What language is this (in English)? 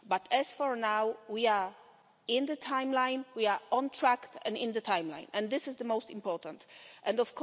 English